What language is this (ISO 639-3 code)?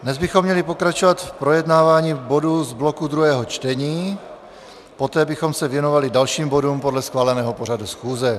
ces